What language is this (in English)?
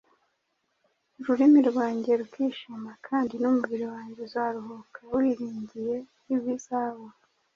Kinyarwanda